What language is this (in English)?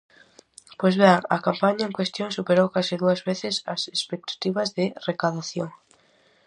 Galician